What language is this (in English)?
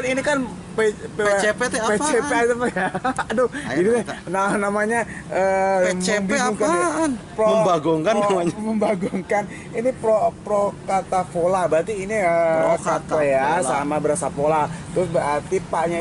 Indonesian